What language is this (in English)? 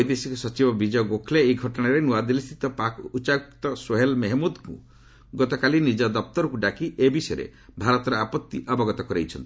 Odia